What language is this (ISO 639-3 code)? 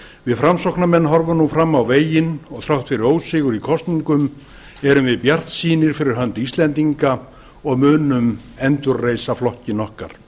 isl